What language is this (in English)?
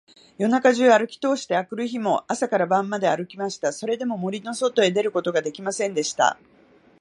Japanese